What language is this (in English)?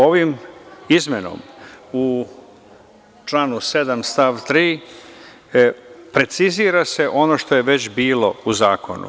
Serbian